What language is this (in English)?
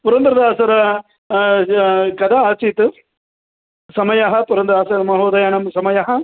Sanskrit